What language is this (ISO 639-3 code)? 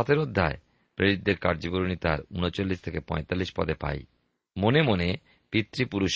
ben